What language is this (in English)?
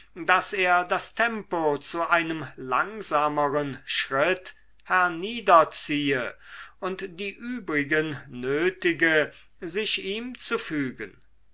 German